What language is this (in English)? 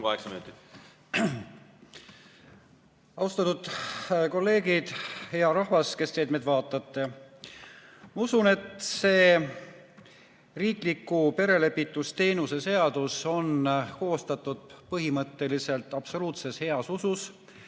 Estonian